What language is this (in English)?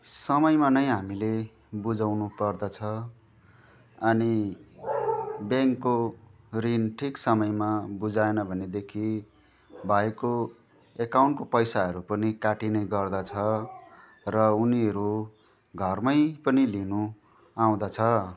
Nepali